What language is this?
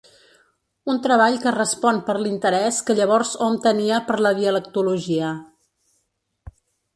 Catalan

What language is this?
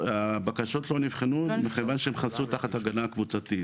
Hebrew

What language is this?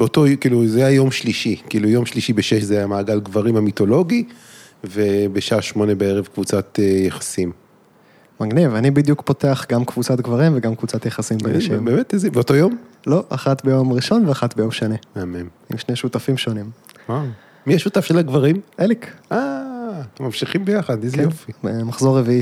Hebrew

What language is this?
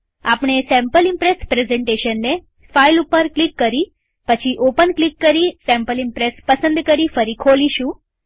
Gujarati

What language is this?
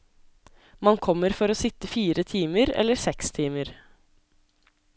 Norwegian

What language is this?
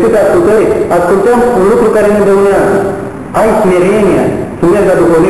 Romanian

